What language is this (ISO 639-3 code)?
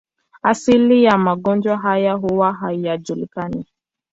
swa